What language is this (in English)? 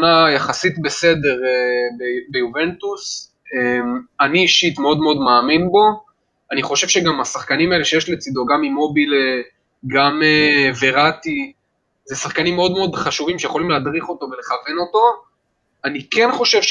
Hebrew